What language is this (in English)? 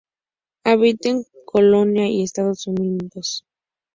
Spanish